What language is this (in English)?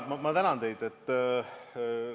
Estonian